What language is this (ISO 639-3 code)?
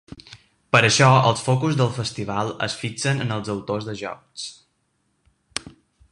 cat